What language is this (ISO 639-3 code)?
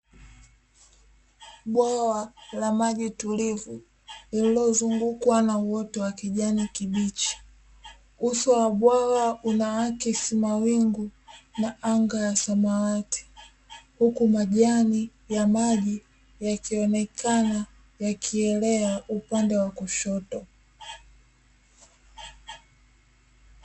swa